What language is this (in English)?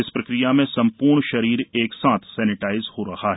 Hindi